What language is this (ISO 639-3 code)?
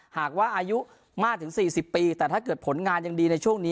tha